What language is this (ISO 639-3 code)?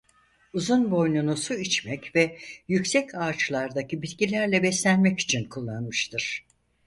tur